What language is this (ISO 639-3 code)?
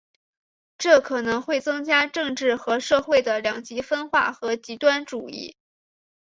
zho